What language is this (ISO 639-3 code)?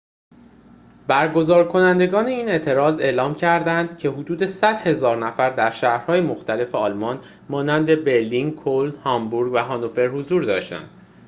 fas